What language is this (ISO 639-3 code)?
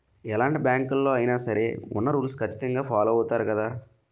tel